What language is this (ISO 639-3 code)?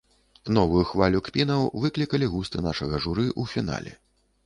bel